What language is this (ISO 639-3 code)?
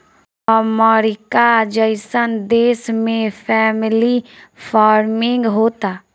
bho